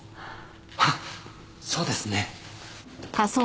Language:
Japanese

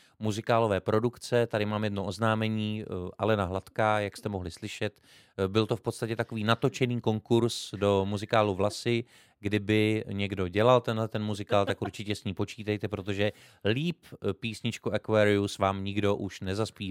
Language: Czech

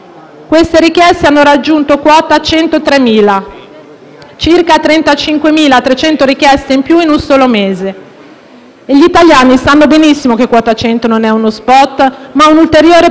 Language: Italian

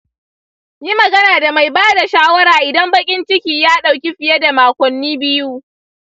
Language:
Hausa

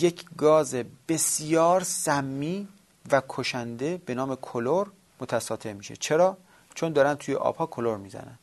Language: Persian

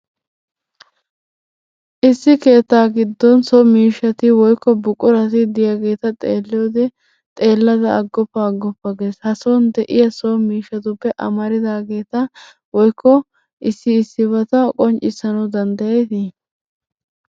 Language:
Wolaytta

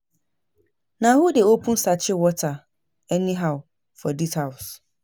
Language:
Nigerian Pidgin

